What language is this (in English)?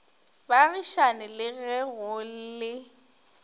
Northern Sotho